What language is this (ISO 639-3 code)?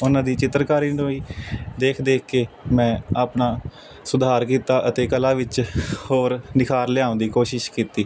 pan